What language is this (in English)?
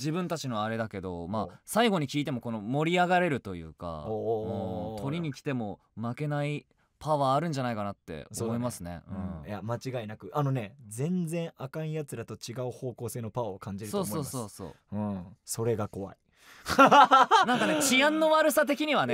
Japanese